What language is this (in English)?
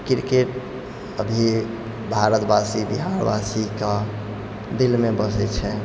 Maithili